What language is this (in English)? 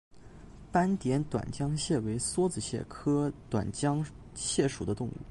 Chinese